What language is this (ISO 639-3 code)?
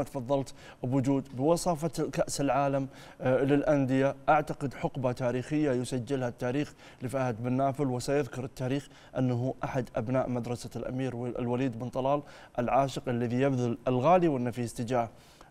ara